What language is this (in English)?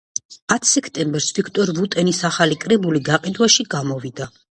Georgian